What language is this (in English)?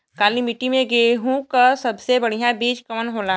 Bhojpuri